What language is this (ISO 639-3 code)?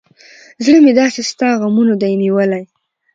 pus